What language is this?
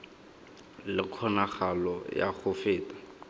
Tswana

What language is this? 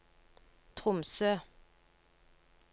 Norwegian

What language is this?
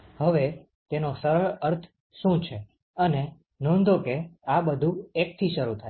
Gujarati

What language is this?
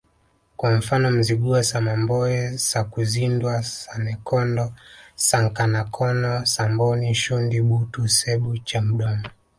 Swahili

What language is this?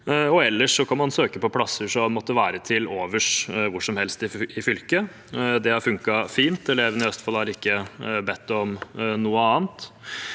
Norwegian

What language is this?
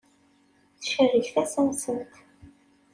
Kabyle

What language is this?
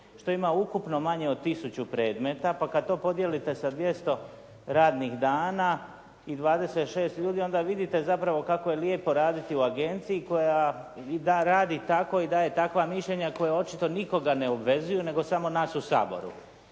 Croatian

